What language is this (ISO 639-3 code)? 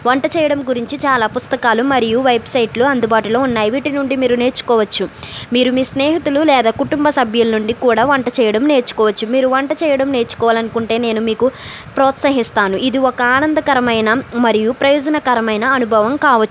tel